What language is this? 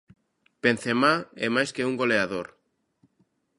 Galician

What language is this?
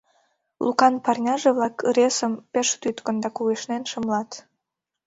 Mari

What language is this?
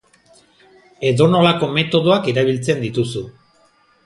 Basque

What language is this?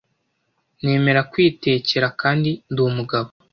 Kinyarwanda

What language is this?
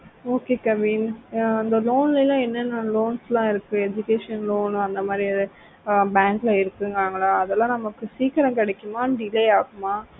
Tamil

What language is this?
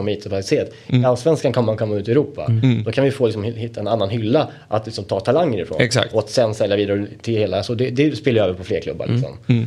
Swedish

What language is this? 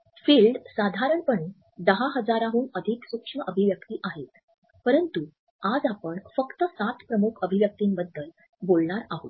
Marathi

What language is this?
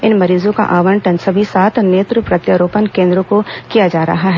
Hindi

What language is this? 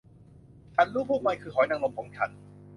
Thai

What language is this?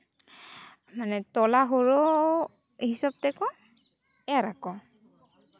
Santali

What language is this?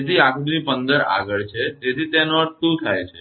Gujarati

